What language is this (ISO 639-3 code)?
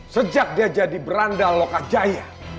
ind